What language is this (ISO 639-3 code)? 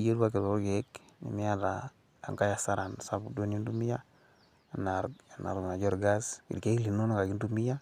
mas